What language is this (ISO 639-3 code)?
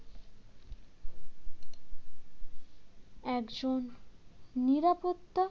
ben